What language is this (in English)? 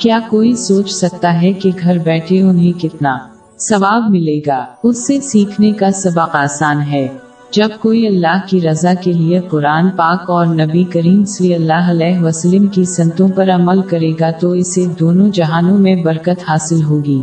Urdu